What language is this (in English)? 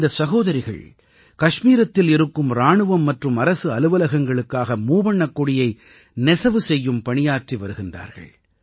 Tamil